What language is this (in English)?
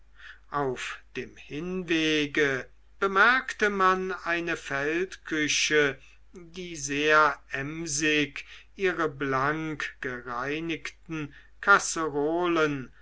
German